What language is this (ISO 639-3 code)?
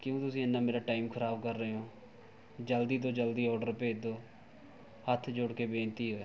pan